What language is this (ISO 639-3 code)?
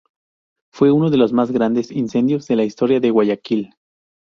spa